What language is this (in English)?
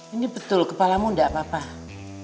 Indonesian